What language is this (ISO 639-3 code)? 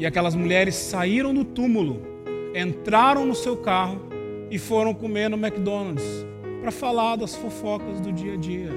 por